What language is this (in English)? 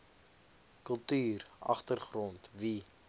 Afrikaans